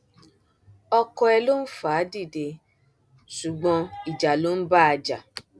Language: Yoruba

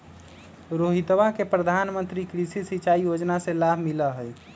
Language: Magahi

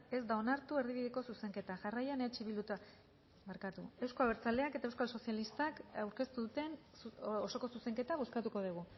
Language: Basque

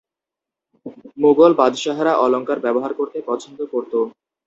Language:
Bangla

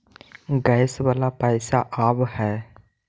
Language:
Magahi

